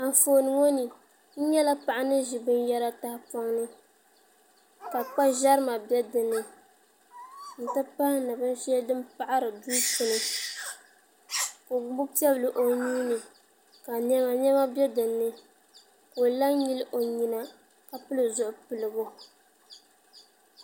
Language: Dagbani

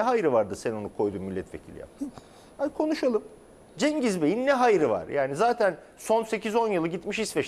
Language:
Turkish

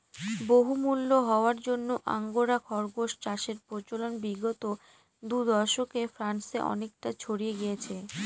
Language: Bangla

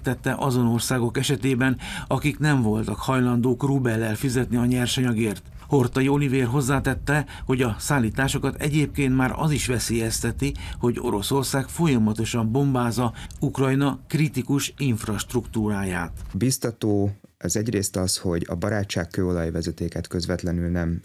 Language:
Hungarian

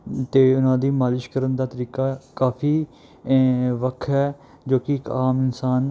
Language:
Punjabi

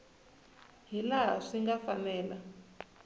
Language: Tsonga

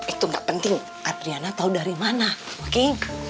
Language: Indonesian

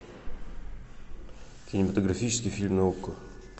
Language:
Russian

